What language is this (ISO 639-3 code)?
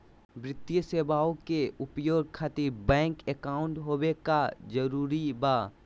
mag